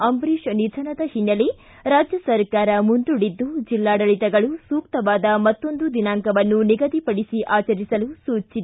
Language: Kannada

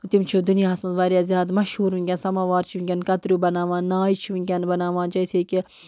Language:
Kashmiri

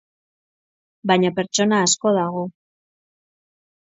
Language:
Basque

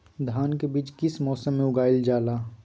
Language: Magahi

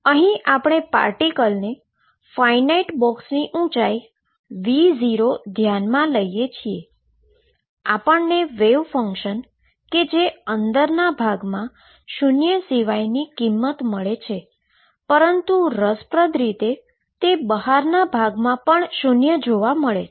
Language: Gujarati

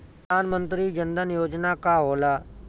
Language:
Bhojpuri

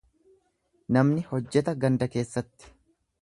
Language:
Oromo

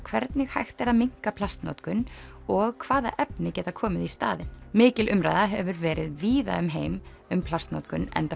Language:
Icelandic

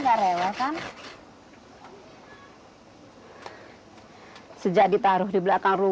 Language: Indonesian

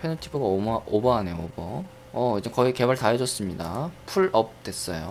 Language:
Korean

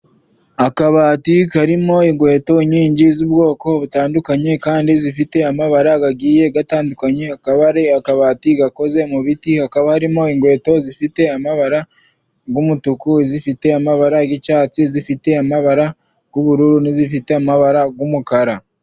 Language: Kinyarwanda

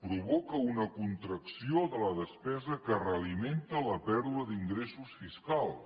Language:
Catalan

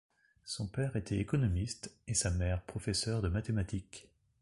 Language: French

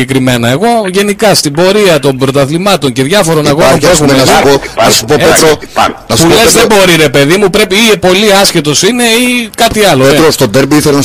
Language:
Greek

